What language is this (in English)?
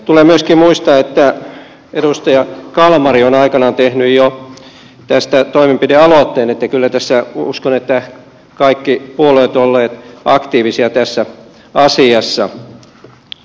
Finnish